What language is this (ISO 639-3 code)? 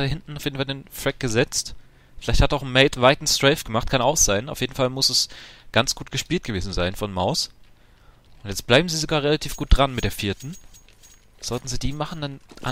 deu